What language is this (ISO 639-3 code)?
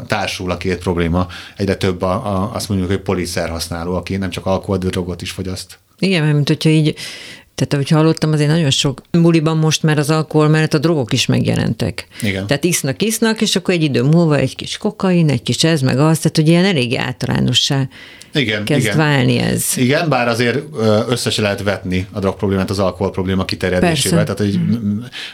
hun